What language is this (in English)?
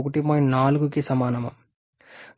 Telugu